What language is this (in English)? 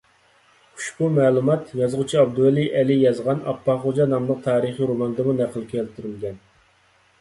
Uyghur